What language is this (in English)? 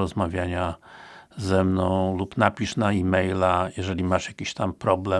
Polish